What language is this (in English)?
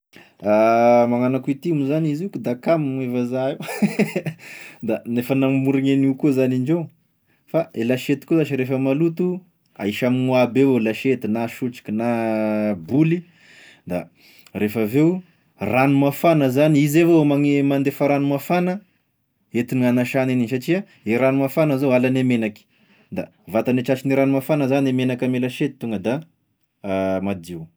Tesaka Malagasy